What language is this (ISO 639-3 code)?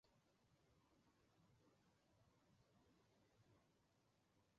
zho